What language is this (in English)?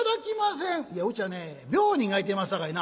Japanese